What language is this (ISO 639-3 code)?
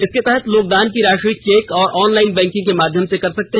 hin